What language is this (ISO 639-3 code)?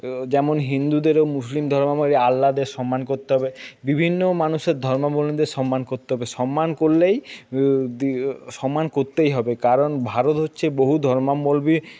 ben